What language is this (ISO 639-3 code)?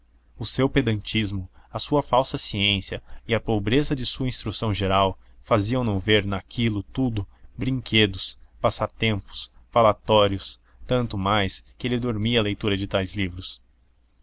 por